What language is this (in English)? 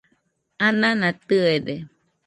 Nüpode Huitoto